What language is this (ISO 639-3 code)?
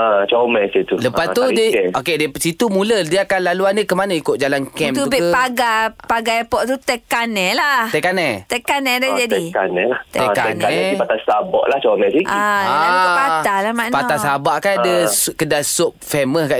msa